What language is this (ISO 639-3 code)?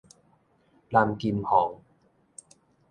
nan